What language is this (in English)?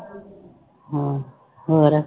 Punjabi